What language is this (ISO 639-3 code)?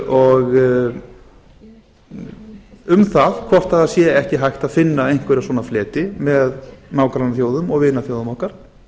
isl